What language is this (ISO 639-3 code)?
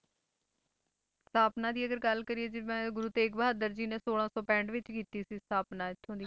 pan